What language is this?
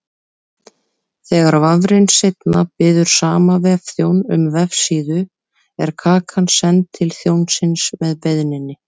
Icelandic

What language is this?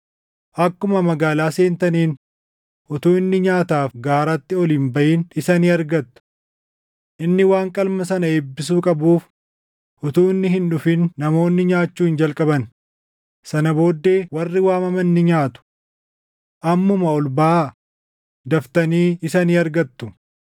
Oromo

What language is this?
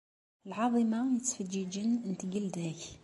Kabyle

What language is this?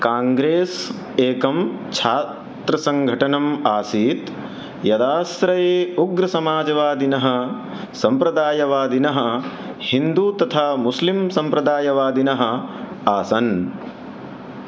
Sanskrit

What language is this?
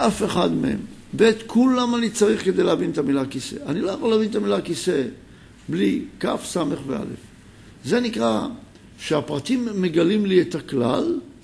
Hebrew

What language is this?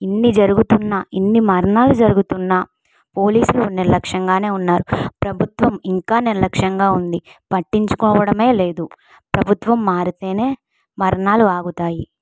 Telugu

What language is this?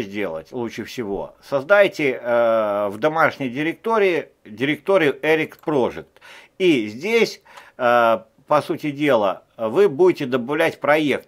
Russian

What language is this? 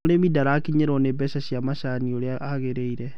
Kikuyu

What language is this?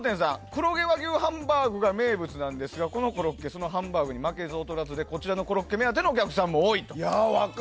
Japanese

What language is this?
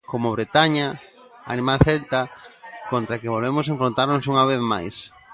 Galician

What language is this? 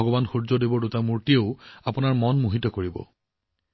Assamese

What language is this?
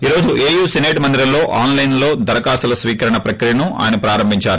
Telugu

